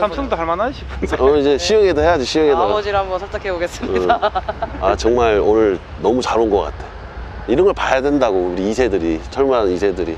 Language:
Korean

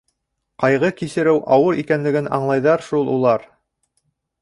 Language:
Bashkir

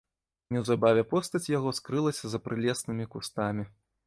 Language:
Belarusian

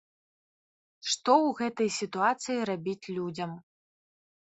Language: Belarusian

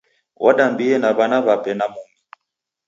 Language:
Taita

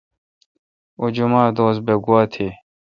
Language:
Kalkoti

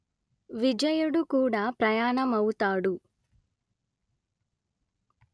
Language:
Telugu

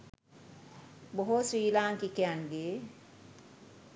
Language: Sinhala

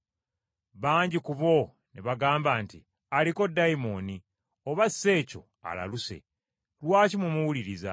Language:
Ganda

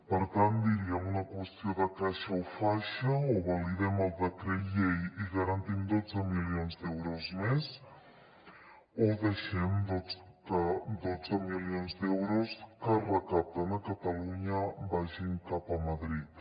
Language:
Catalan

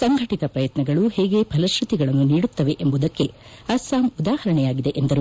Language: Kannada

